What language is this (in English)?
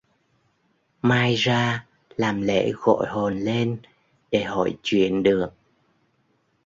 Vietnamese